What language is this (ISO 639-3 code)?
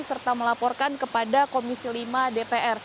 ind